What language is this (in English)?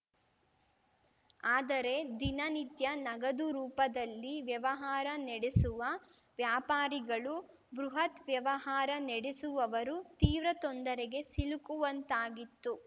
Kannada